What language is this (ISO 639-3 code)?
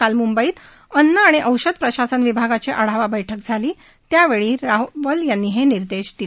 mar